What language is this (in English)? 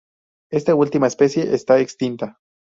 Spanish